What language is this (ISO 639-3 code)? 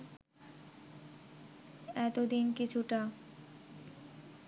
ben